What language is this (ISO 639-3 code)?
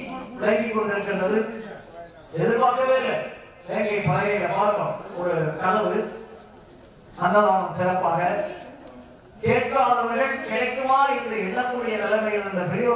tam